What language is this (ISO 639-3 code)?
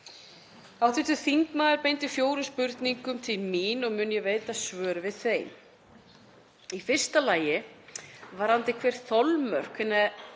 isl